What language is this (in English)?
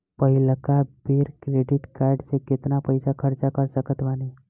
Bhojpuri